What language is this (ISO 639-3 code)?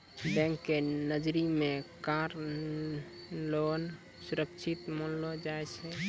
mai